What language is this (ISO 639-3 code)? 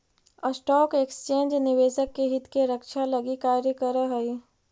mag